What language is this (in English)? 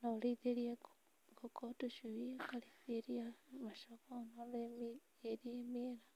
Kikuyu